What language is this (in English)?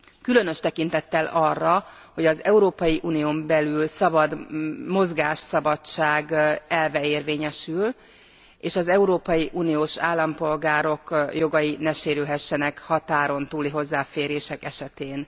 Hungarian